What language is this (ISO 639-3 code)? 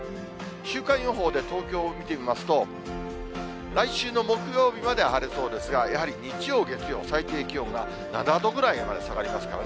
jpn